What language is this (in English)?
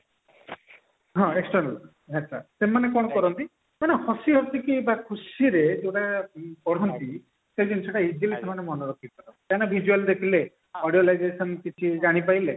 Odia